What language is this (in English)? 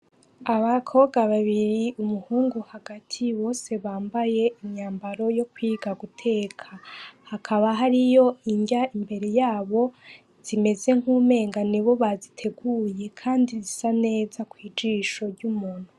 Rundi